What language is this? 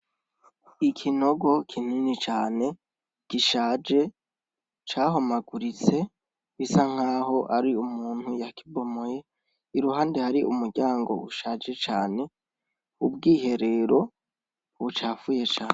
Rundi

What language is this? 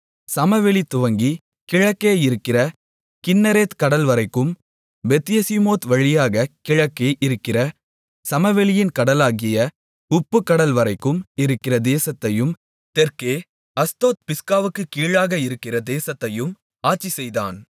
Tamil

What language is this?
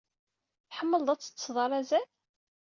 Kabyle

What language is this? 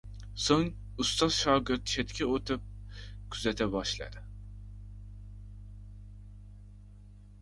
Uzbek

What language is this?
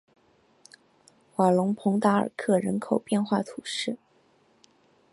Chinese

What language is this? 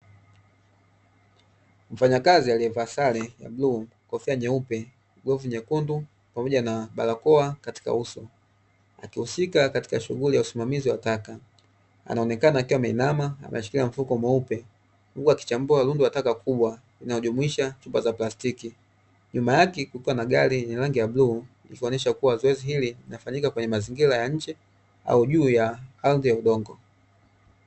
Swahili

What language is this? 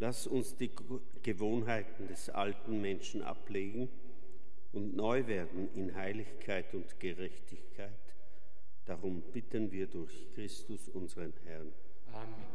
German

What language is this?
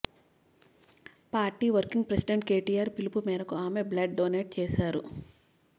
Telugu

